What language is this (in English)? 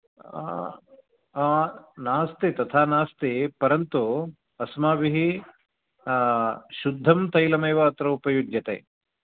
Sanskrit